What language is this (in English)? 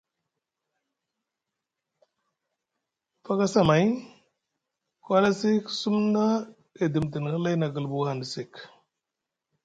Musgu